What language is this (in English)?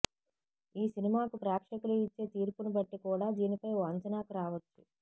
Telugu